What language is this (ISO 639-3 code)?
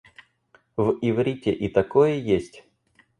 rus